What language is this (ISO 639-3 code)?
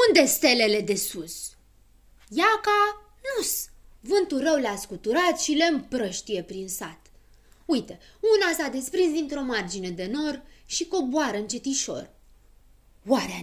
ron